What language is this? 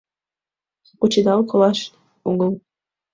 Mari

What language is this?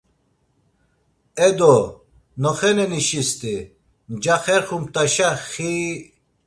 Laz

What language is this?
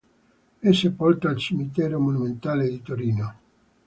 Italian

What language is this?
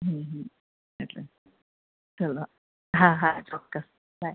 Gujarati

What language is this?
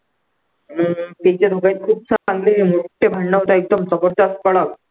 Marathi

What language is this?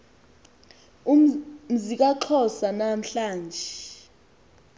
Xhosa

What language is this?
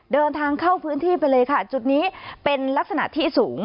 Thai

